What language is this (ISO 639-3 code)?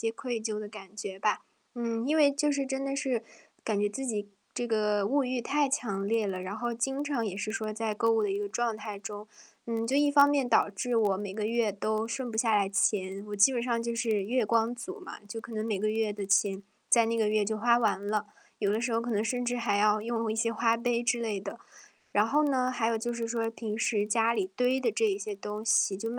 zho